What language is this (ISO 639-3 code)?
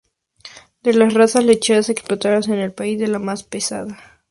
spa